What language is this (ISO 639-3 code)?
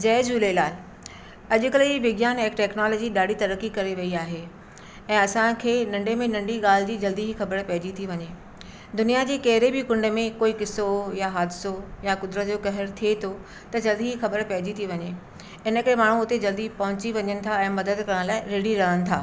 snd